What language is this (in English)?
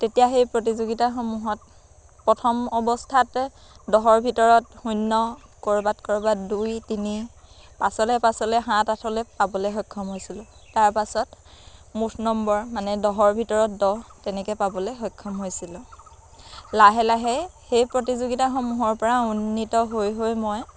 Assamese